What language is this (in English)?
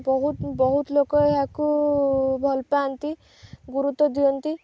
Odia